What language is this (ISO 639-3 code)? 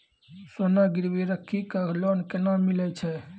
mai